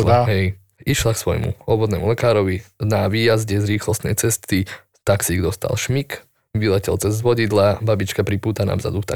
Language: Slovak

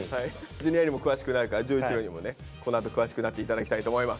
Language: Japanese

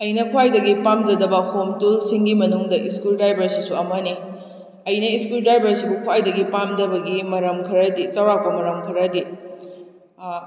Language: Manipuri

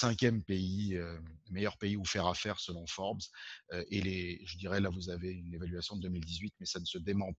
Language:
French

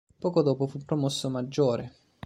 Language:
Italian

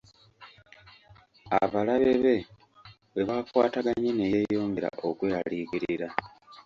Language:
Ganda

